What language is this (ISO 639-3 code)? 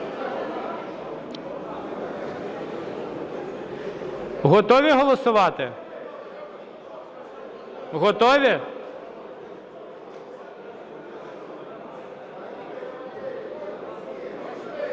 ukr